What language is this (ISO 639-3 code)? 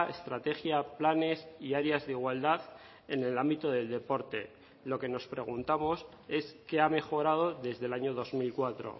spa